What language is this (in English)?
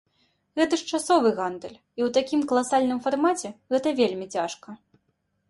Belarusian